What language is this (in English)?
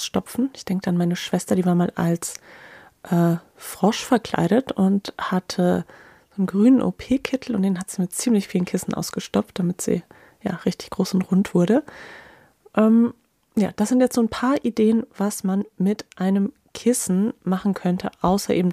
German